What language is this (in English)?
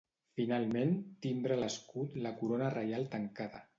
Catalan